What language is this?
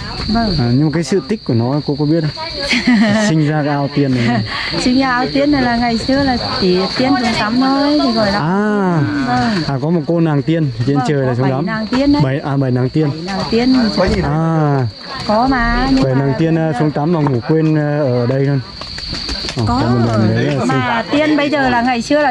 Vietnamese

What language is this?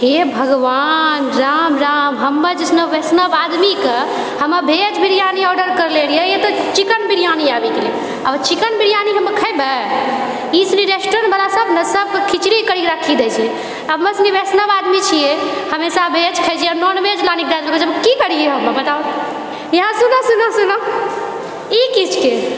Maithili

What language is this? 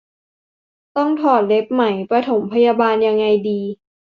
Thai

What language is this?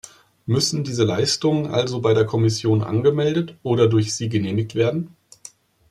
German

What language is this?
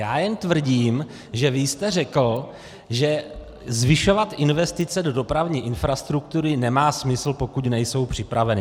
Czech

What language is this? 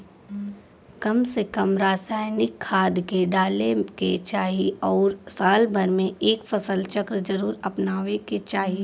Bhojpuri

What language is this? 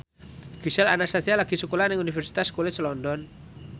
Javanese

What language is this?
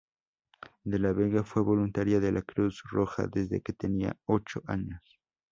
Spanish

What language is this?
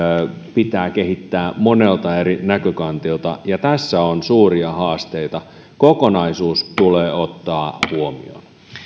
Finnish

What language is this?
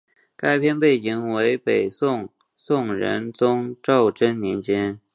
Chinese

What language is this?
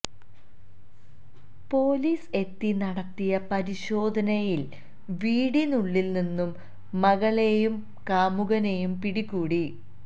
Malayalam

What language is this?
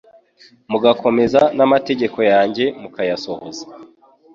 Kinyarwanda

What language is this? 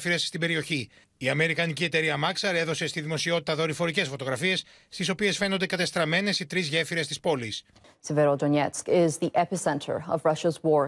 Greek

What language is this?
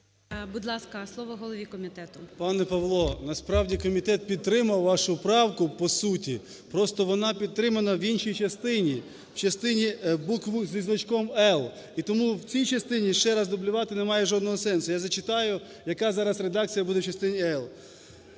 Ukrainian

